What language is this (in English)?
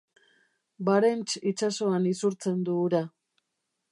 Basque